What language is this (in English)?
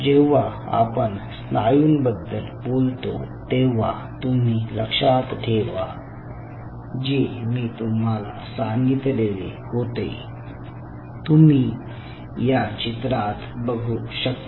Marathi